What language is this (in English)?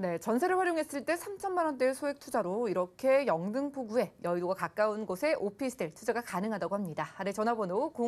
Korean